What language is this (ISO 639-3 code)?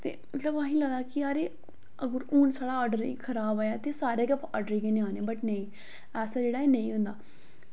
doi